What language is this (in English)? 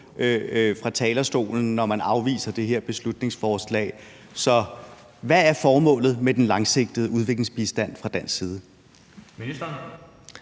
Danish